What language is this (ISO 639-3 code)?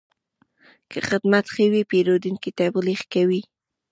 pus